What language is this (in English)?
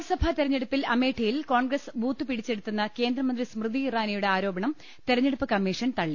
Malayalam